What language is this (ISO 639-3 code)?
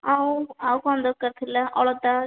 ori